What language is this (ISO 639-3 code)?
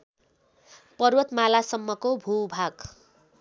nep